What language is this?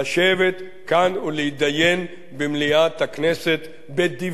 Hebrew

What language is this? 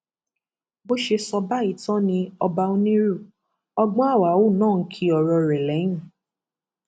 Yoruba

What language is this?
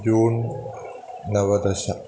Sanskrit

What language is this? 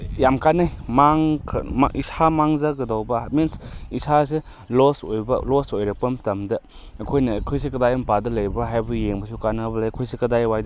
Manipuri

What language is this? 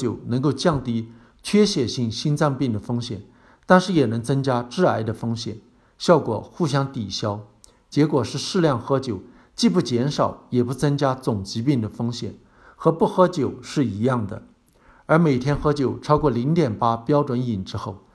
Chinese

